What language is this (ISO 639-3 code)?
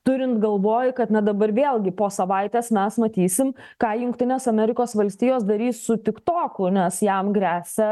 lit